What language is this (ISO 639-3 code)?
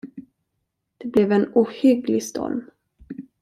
swe